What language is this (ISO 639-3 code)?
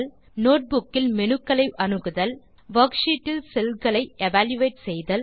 tam